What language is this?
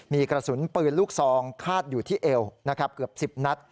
Thai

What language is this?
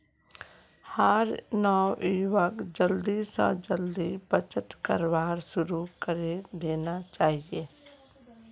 Magahi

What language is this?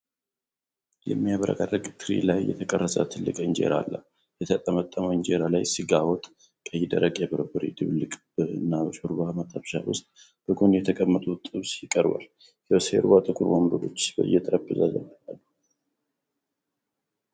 Amharic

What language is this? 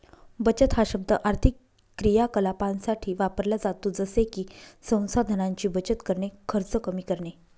Marathi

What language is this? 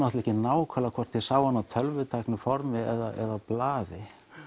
Icelandic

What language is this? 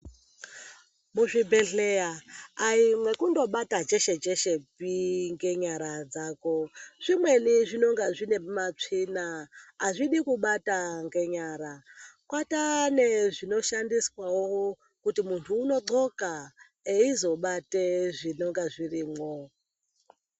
Ndau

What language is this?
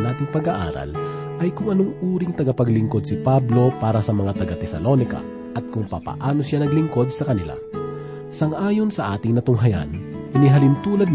Filipino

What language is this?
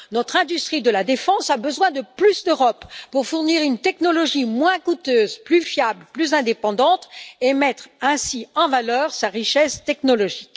French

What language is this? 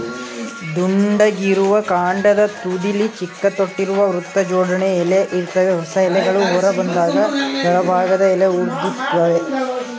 Kannada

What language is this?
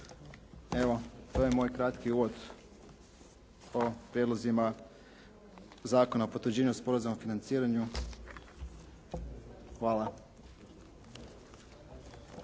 Croatian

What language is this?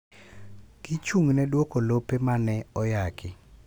Luo (Kenya and Tanzania)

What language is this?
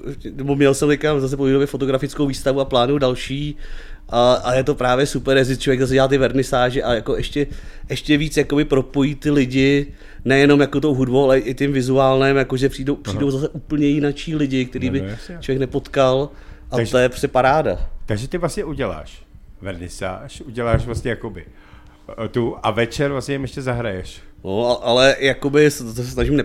Czech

